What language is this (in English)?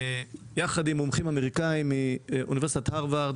Hebrew